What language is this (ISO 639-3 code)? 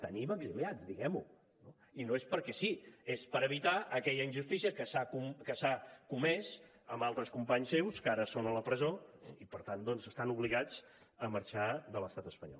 cat